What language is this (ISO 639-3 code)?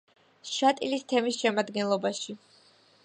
kat